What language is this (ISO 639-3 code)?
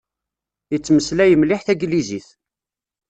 kab